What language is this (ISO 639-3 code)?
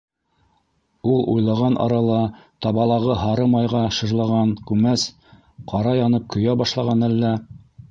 bak